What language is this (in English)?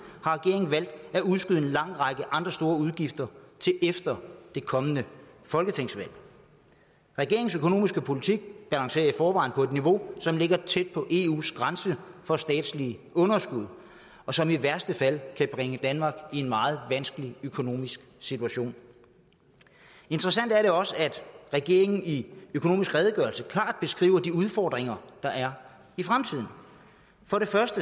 Danish